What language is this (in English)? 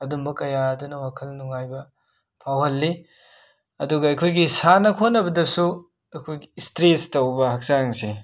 Manipuri